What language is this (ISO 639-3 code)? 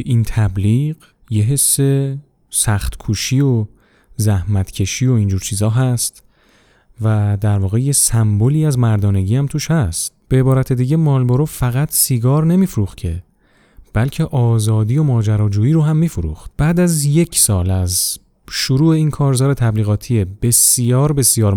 fas